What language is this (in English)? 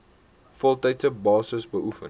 Afrikaans